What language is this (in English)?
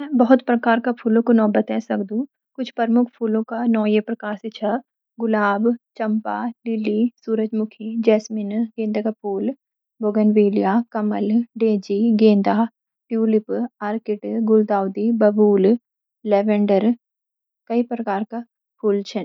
Garhwali